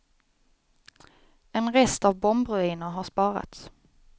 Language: Swedish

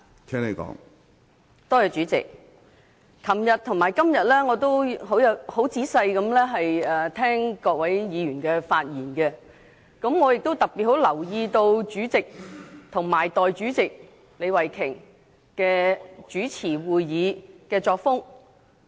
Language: Cantonese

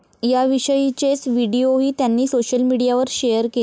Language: Marathi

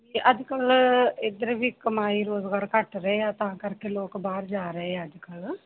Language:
Punjabi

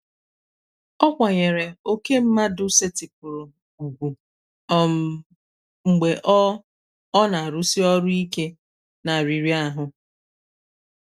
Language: Igbo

